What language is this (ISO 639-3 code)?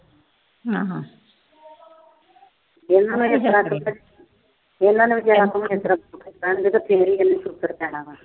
pan